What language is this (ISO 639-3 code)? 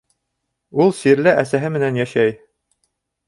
bak